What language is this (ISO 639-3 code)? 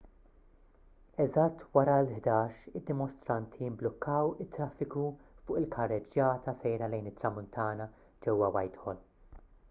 mlt